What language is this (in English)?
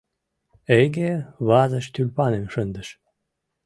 Mari